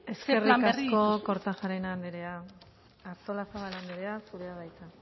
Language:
Basque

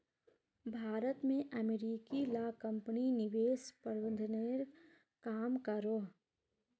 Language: Magahi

